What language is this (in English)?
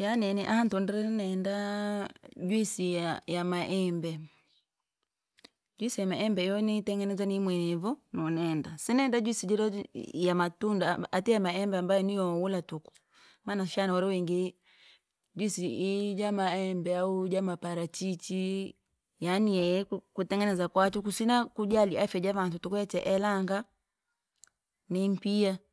Langi